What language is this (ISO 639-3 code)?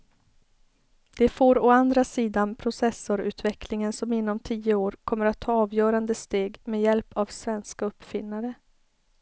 swe